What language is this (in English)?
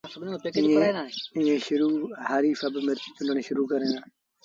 Sindhi Bhil